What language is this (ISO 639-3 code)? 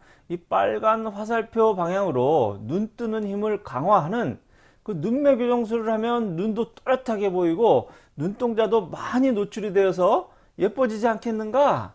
kor